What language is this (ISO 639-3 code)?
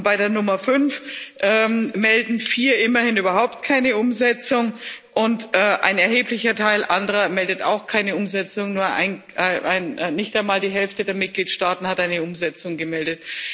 deu